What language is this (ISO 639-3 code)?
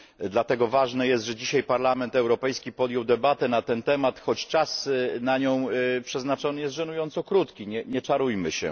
pol